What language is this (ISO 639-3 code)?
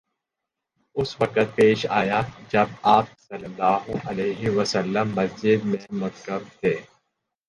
urd